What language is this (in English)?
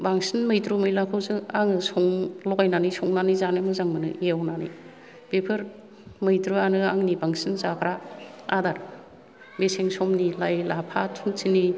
Bodo